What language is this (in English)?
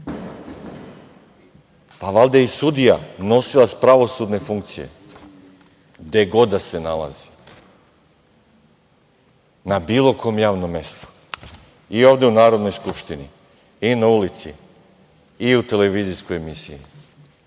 Serbian